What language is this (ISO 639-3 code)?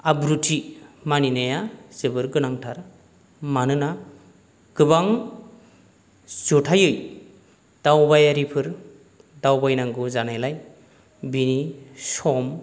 brx